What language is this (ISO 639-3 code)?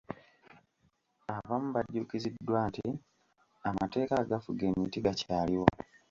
lug